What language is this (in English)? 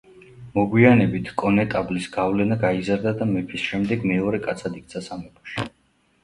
Georgian